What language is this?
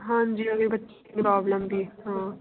Punjabi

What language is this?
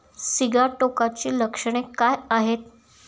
Marathi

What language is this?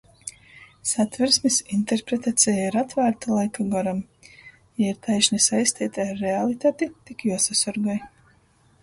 Latgalian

